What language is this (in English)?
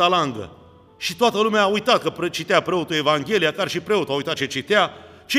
Romanian